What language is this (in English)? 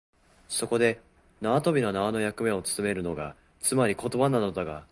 Japanese